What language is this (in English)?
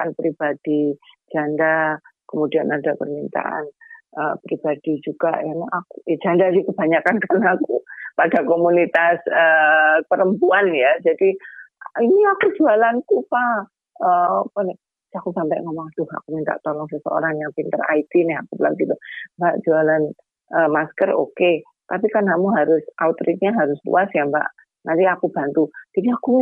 Indonesian